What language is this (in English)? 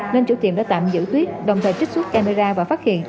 Vietnamese